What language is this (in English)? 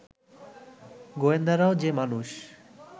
Bangla